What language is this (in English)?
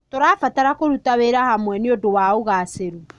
Kikuyu